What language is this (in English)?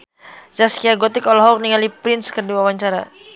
Sundanese